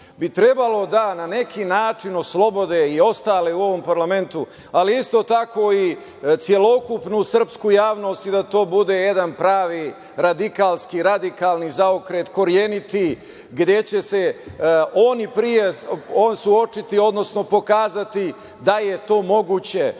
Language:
Serbian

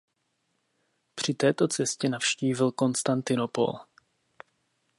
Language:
Czech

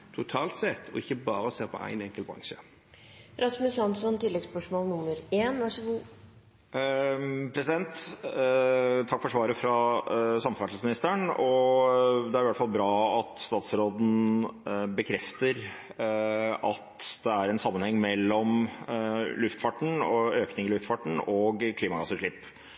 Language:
Norwegian Bokmål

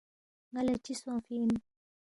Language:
Balti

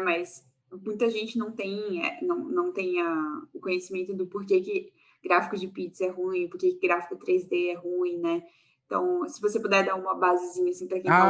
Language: Portuguese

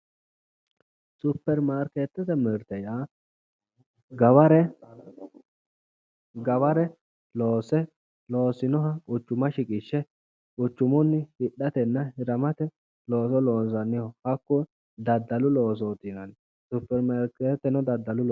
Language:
Sidamo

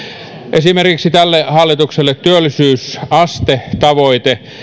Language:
Finnish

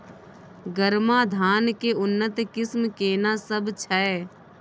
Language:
Maithili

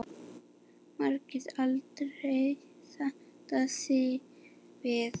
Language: Icelandic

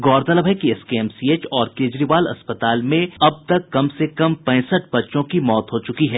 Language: Hindi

